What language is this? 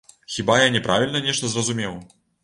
Belarusian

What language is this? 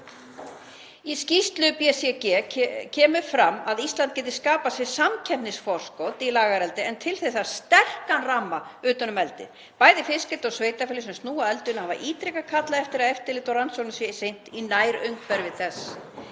Icelandic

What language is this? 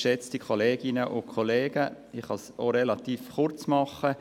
Swiss German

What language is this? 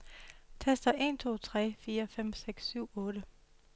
Danish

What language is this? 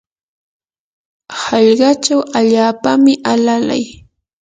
Yanahuanca Pasco Quechua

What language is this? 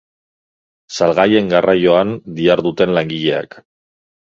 Basque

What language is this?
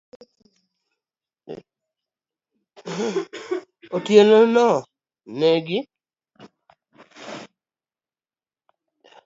Luo (Kenya and Tanzania)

